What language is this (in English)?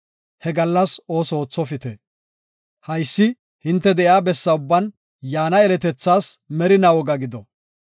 Gofa